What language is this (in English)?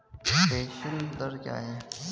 Hindi